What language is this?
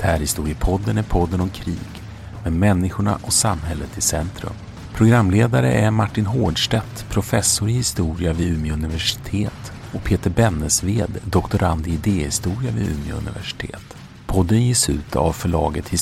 Swedish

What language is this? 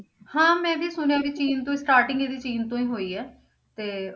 Punjabi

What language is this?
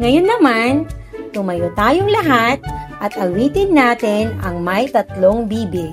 Filipino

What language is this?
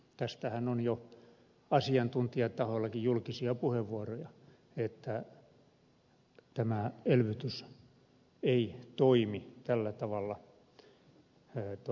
Finnish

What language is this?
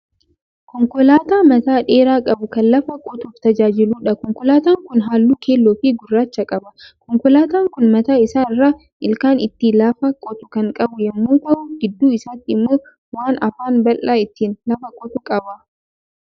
Oromo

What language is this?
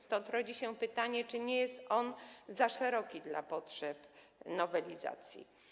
Polish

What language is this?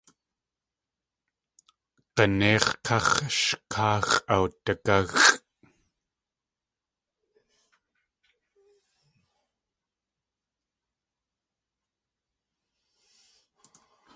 Tlingit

